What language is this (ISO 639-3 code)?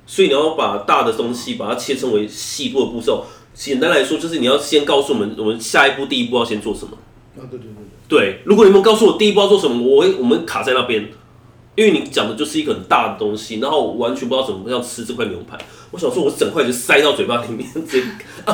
zho